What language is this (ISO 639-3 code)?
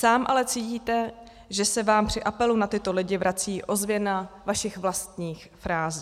ces